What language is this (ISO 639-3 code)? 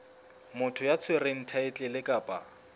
sot